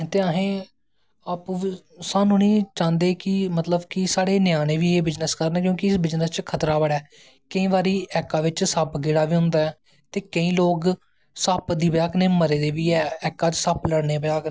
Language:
Dogri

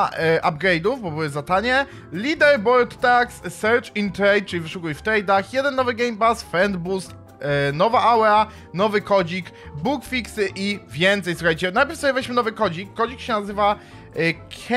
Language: Polish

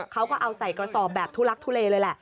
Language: Thai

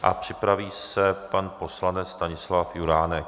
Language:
Czech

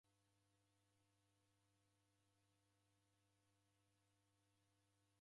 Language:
Taita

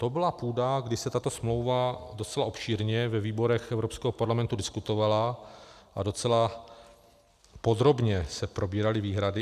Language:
Czech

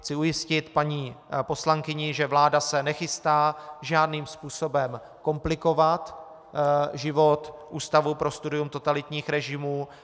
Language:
Czech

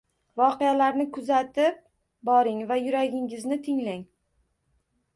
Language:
Uzbek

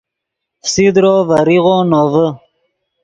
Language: Yidgha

